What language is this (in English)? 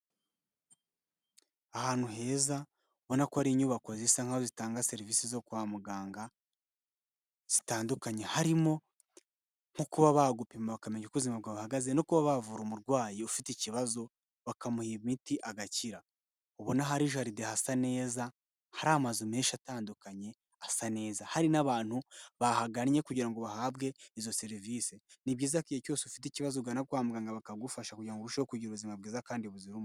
Kinyarwanda